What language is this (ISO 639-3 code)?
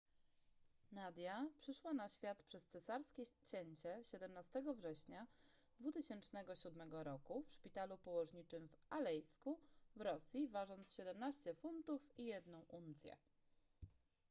pol